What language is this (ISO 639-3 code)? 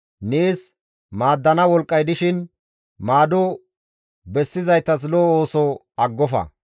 gmv